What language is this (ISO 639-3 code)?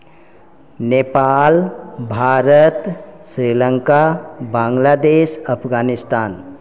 mai